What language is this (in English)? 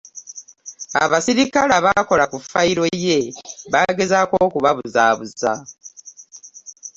Ganda